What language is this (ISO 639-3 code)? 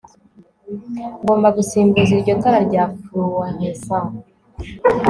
kin